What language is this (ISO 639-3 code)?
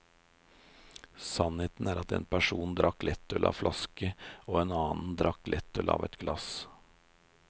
nor